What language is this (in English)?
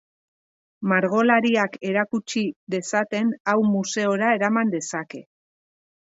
Basque